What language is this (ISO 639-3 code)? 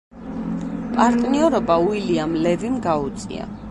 kat